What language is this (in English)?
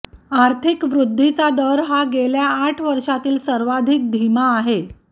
Marathi